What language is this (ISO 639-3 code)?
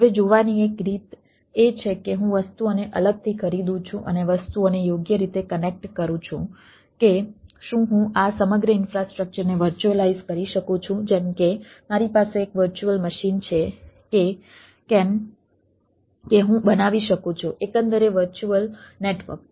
guj